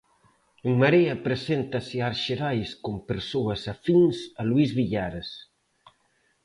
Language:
Galician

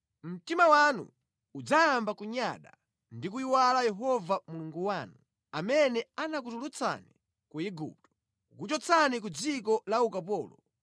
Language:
Nyanja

